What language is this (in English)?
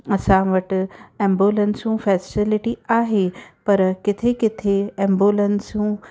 Sindhi